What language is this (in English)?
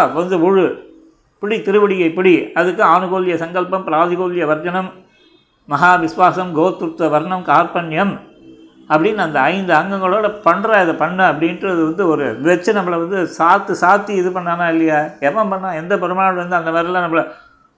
Tamil